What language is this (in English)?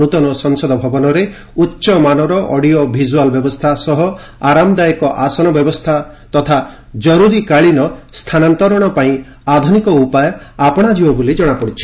Odia